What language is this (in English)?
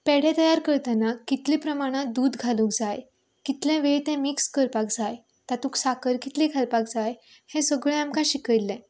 Konkani